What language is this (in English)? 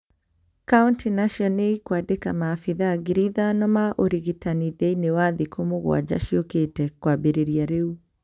Kikuyu